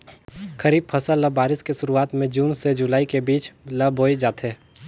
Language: Chhattisgarhi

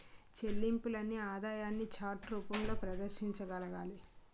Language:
Telugu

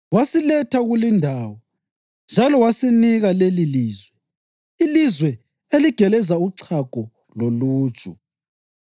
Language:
North Ndebele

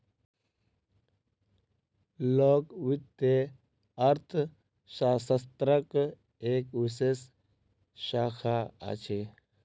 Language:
Maithili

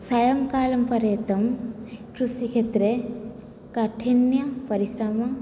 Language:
Sanskrit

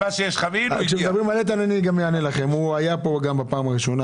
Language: Hebrew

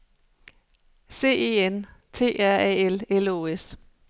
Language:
Danish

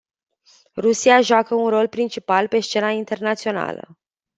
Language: Romanian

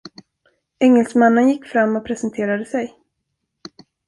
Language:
Swedish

